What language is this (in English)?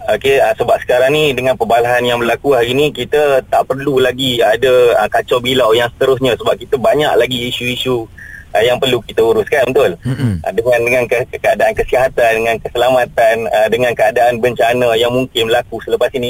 Malay